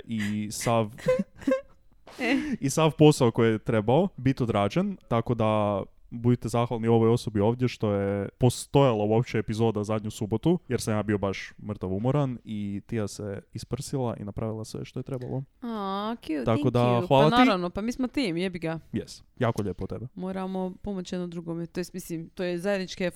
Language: Croatian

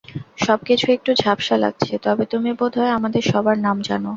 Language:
Bangla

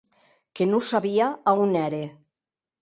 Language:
Occitan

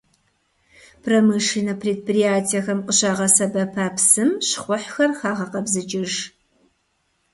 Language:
Kabardian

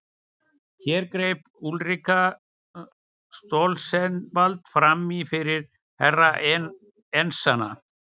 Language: Icelandic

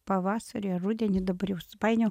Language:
Lithuanian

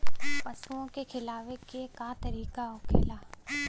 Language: Bhojpuri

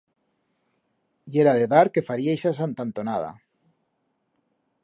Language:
Aragonese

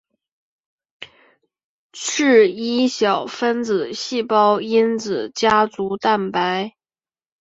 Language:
Chinese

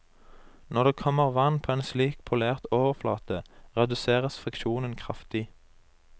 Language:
Norwegian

